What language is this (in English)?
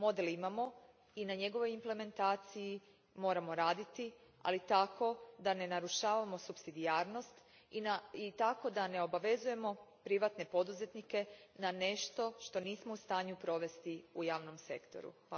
Croatian